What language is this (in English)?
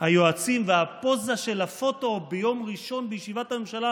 Hebrew